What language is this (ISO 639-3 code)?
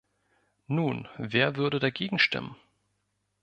deu